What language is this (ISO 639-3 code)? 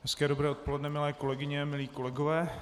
ces